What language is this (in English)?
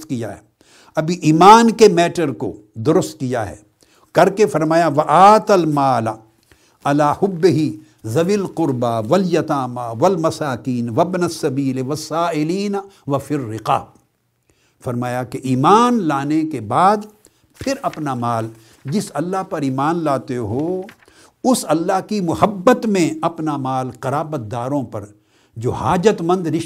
Urdu